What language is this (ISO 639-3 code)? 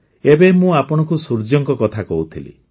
ori